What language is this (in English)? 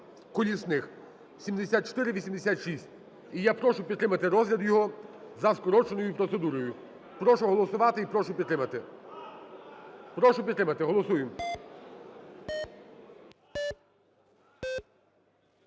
Ukrainian